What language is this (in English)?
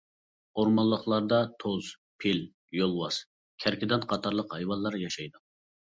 Uyghur